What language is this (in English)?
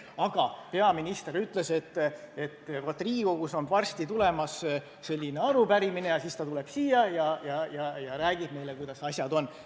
Estonian